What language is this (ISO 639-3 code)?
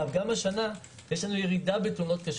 heb